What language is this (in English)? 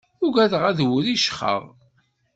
Kabyle